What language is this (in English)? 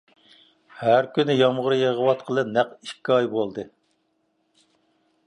Uyghur